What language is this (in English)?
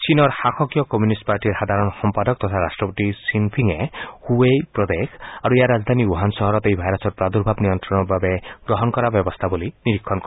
Assamese